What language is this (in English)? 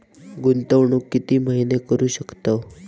Marathi